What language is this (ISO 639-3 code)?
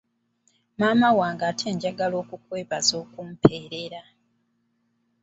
lug